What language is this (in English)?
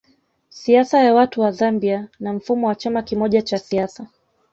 Swahili